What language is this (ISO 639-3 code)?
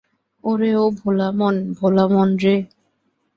ben